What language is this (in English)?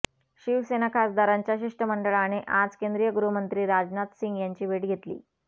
Marathi